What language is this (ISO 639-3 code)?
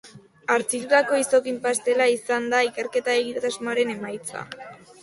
eus